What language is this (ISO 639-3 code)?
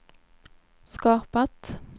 swe